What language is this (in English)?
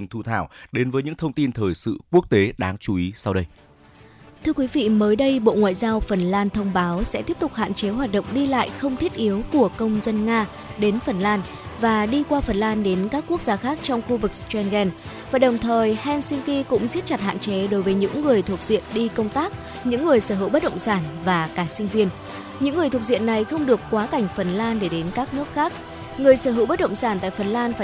Vietnamese